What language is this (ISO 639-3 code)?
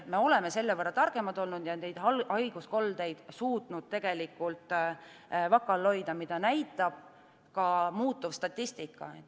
est